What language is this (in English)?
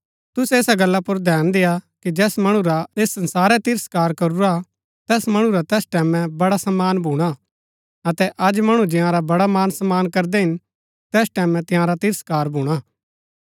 Gaddi